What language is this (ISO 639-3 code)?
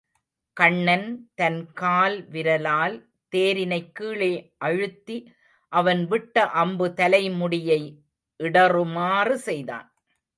tam